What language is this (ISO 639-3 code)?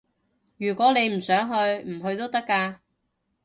yue